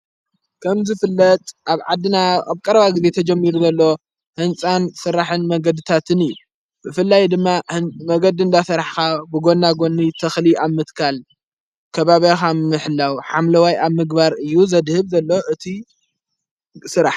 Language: Tigrinya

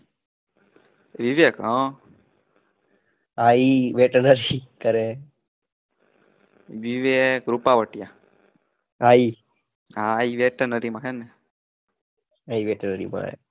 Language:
Gujarati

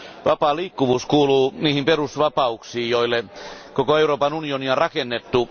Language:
Finnish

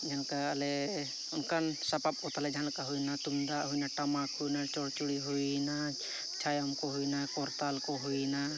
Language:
Santali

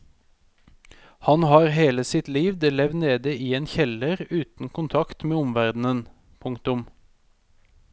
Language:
Norwegian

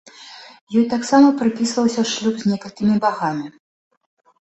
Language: Belarusian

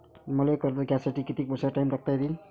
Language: Marathi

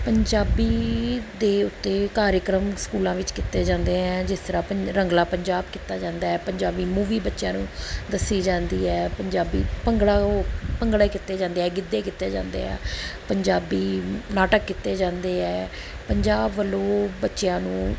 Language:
Punjabi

